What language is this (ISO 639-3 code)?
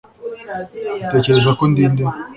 kin